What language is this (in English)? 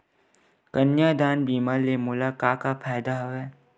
Chhattisgarhi